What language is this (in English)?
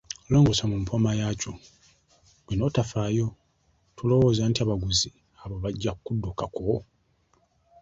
Ganda